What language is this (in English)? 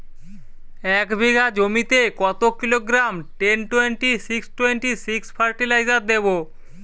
Bangla